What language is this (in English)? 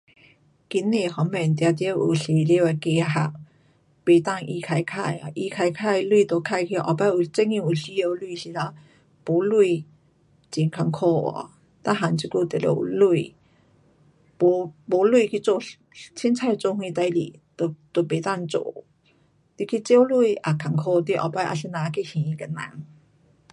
Pu-Xian Chinese